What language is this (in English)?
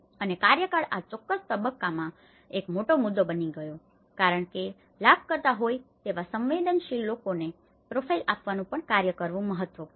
Gujarati